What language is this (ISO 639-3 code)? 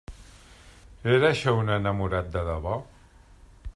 cat